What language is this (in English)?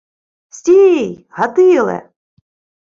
Ukrainian